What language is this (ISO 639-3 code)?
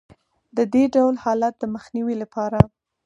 pus